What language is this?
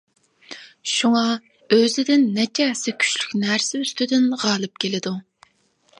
Uyghur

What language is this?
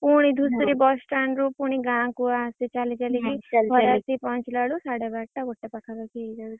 Odia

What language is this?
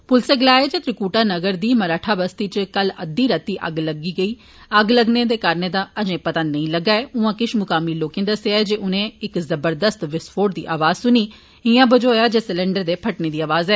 Dogri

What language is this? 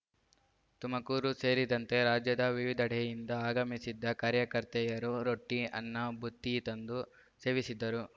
Kannada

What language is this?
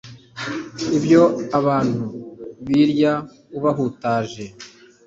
Kinyarwanda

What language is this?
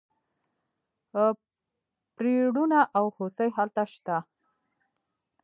Pashto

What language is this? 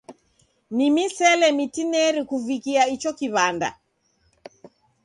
Taita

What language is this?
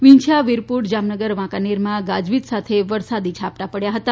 Gujarati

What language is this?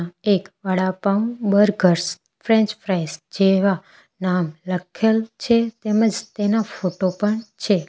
Gujarati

